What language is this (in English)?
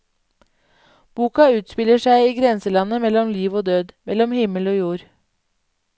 Norwegian